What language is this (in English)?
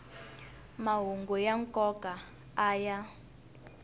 Tsonga